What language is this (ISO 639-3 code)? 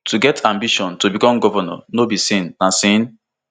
pcm